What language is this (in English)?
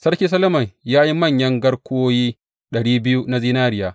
Hausa